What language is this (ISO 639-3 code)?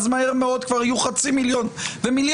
heb